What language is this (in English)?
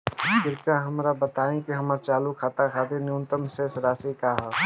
Bhojpuri